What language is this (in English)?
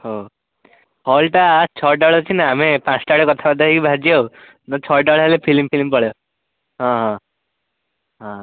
Odia